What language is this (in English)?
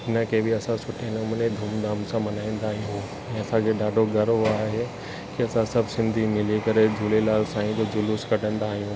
Sindhi